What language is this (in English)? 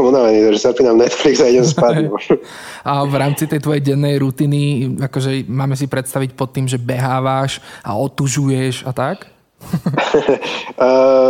Slovak